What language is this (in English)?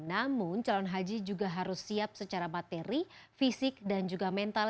Indonesian